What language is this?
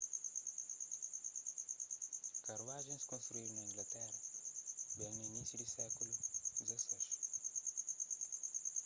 Kabuverdianu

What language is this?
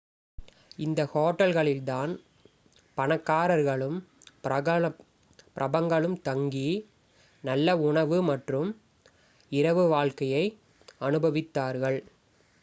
Tamil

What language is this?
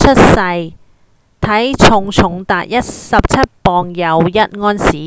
Cantonese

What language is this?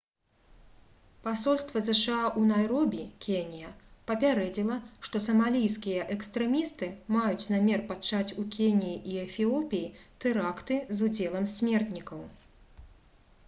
Belarusian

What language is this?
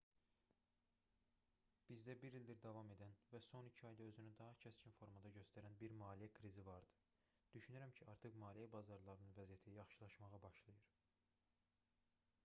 Azerbaijani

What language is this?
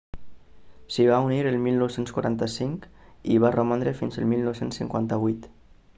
Catalan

